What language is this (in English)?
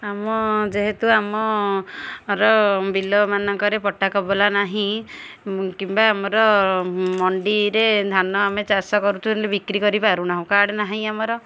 Odia